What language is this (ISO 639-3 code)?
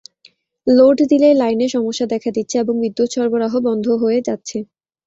ben